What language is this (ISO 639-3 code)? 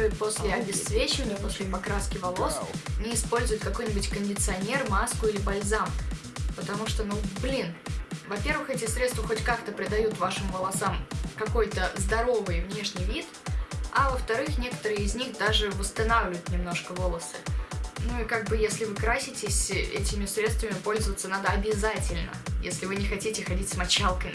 rus